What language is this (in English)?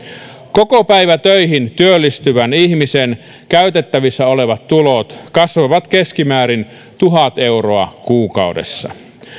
Finnish